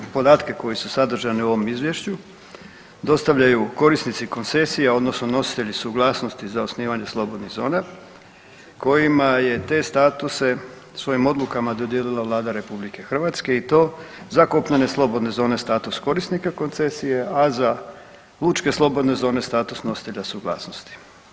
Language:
Croatian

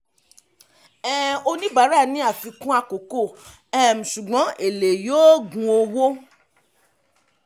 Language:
Yoruba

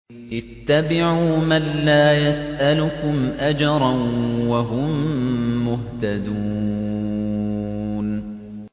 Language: Arabic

